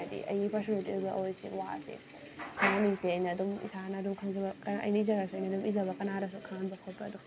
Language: Manipuri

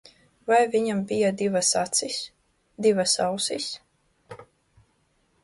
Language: Latvian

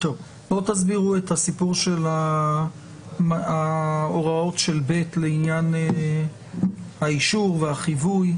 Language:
Hebrew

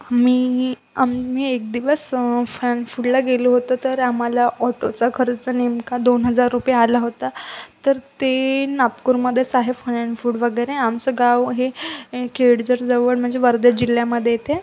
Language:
Marathi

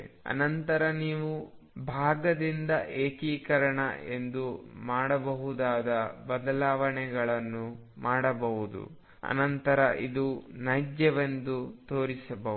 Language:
Kannada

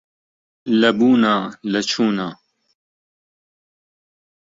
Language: Central Kurdish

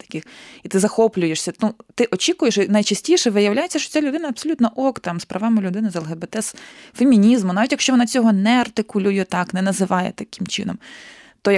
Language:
Ukrainian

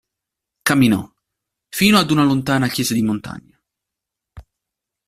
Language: Italian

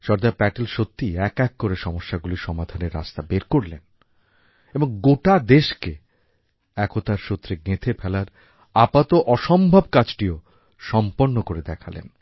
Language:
Bangla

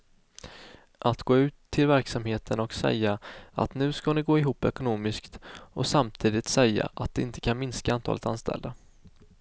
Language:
Swedish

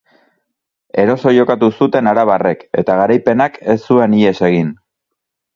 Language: Basque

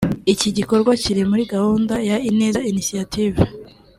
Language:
Kinyarwanda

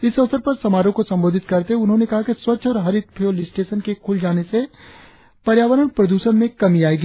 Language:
Hindi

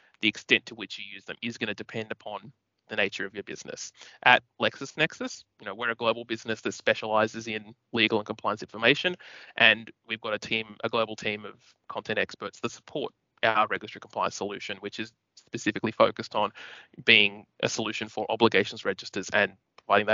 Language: English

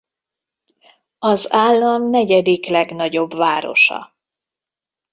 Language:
Hungarian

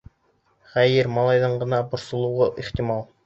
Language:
Bashkir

